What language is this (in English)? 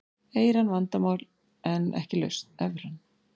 Icelandic